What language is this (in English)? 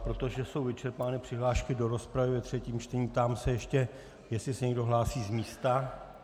Czech